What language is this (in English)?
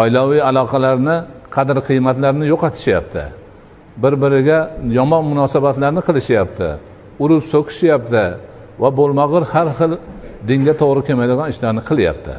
Turkish